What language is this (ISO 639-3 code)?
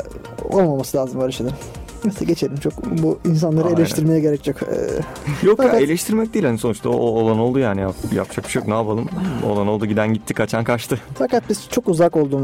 tur